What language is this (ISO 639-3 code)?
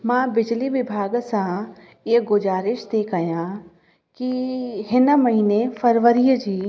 snd